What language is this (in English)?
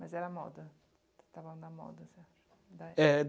Portuguese